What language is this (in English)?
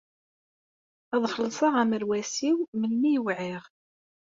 Kabyle